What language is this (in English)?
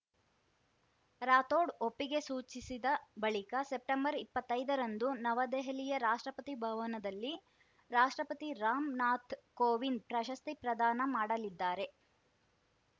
Kannada